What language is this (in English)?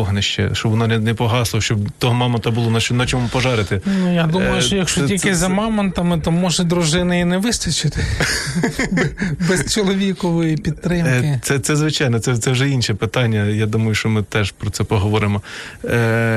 Ukrainian